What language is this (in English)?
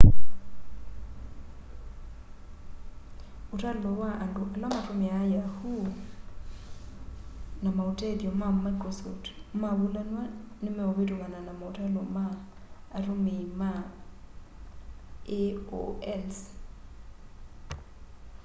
Kamba